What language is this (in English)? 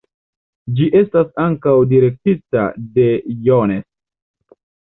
Esperanto